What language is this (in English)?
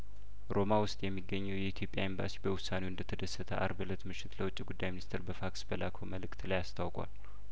Amharic